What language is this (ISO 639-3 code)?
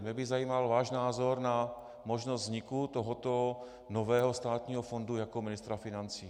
ces